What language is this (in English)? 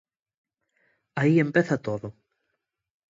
Galician